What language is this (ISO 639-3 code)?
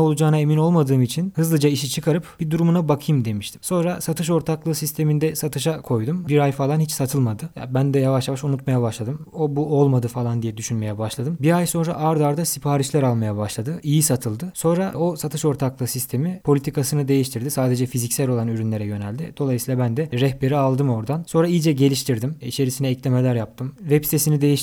tur